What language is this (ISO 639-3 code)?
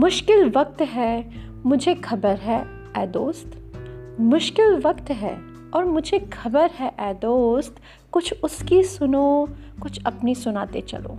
hin